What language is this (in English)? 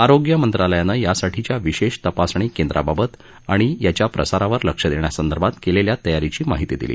Marathi